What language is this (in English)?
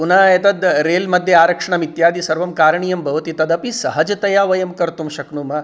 Sanskrit